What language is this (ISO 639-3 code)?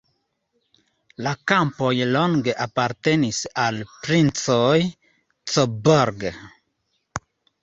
epo